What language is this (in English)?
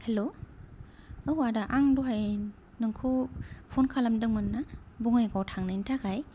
Bodo